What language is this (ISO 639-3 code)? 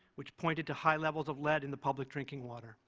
eng